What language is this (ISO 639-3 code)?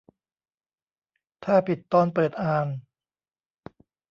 tha